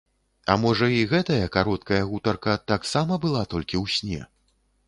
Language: Belarusian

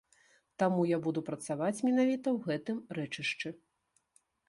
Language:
Belarusian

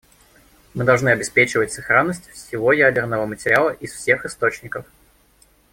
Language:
Russian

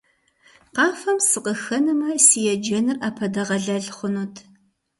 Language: Kabardian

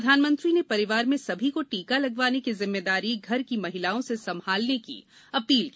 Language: Hindi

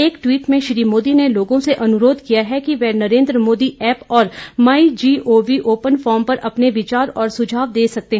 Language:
Hindi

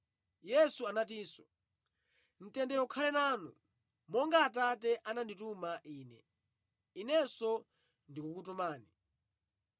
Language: Nyanja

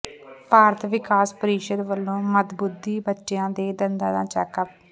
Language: Punjabi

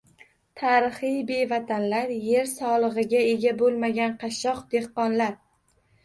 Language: Uzbek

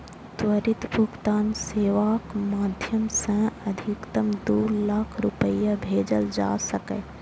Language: Maithili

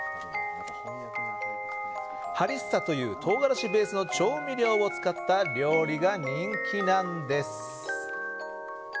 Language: Japanese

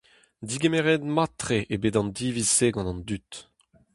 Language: Breton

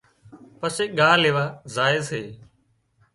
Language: Wadiyara Koli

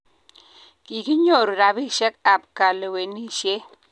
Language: Kalenjin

